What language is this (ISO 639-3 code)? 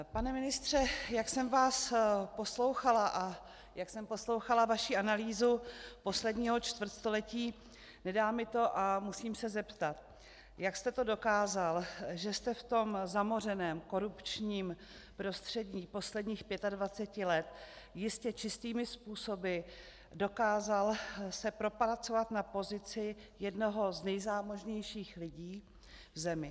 ces